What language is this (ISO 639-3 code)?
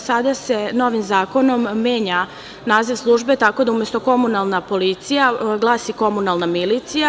srp